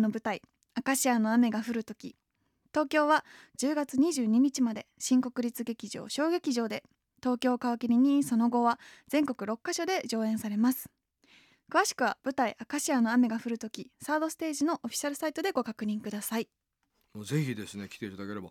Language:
Japanese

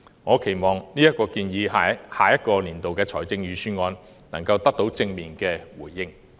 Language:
Cantonese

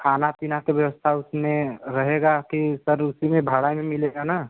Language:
Hindi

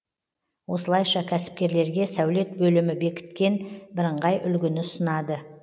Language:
Kazakh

